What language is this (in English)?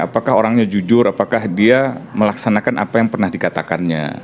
Indonesian